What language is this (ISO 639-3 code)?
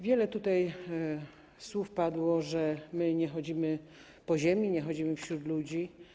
pol